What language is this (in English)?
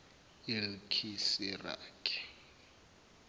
Zulu